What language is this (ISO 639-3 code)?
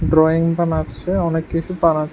ben